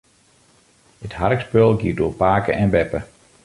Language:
Western Frisian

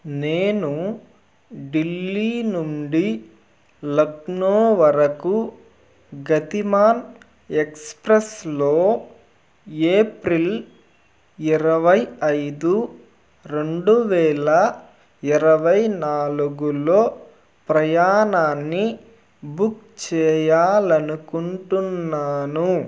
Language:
Telugu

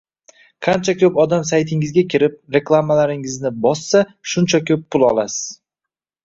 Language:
Uzbek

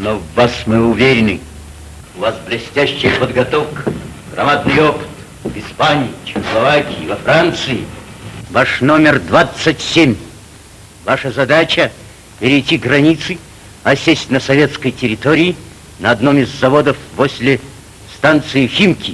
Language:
Russian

